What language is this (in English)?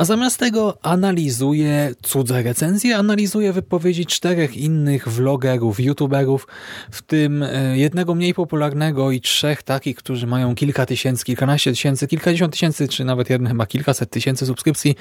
Polish